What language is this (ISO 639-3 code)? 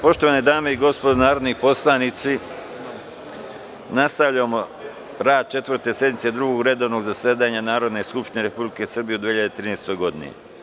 srp